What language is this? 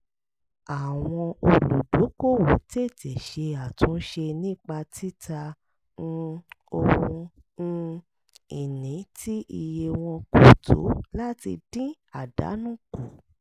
Yoruba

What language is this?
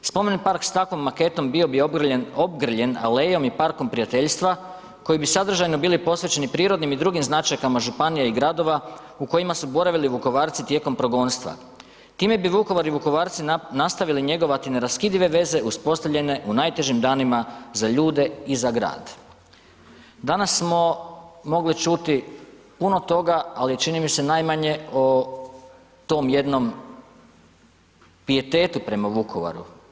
Croatian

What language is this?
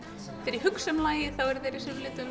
Icelandic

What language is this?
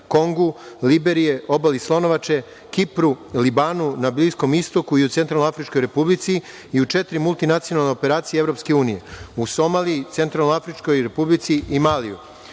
Serbian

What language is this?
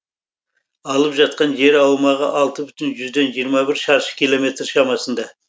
Kazakh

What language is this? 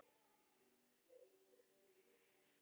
Icelandic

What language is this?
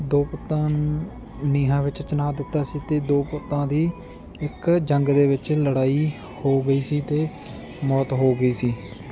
Punjabi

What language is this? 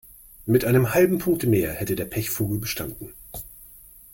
German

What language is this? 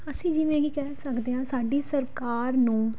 Punjabi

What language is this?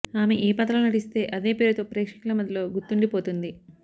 Telugu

